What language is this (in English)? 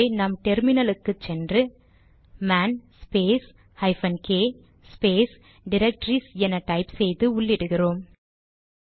Tamil